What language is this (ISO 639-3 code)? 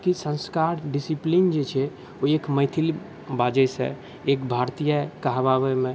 mai